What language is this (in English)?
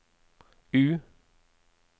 Norwegian